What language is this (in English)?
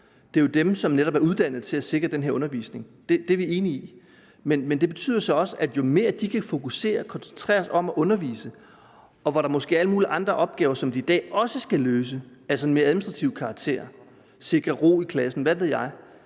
Danish